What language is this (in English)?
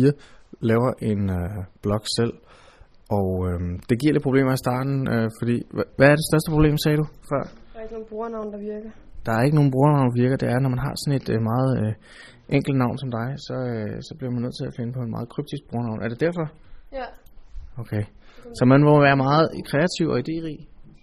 Danish